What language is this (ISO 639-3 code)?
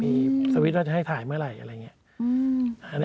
tha